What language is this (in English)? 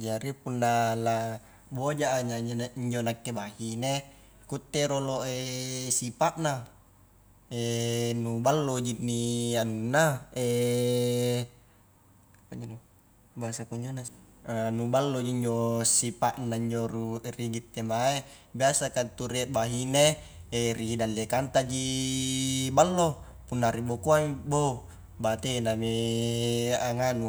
Highland Konjo